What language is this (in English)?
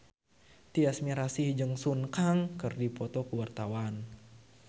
Sundanese